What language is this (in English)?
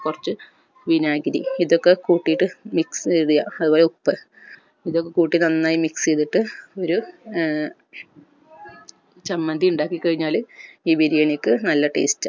Malayalam